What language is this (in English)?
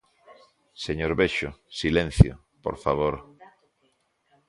Galician